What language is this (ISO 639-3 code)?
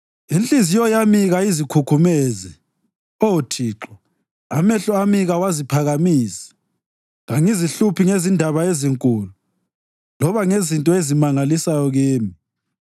nde